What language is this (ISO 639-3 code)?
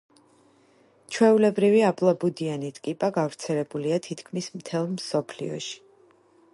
kat